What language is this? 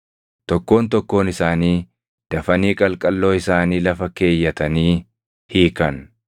Oromo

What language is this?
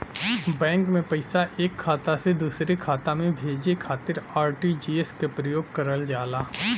Bhojpuri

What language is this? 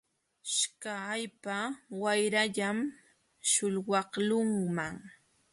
Jauja Wanca Quechua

